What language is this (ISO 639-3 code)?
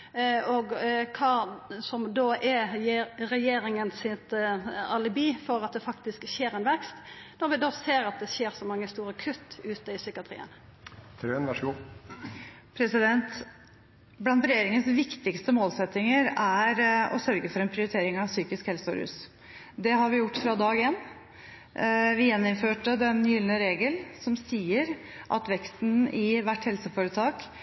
nor